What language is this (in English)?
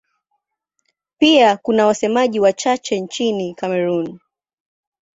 Swahili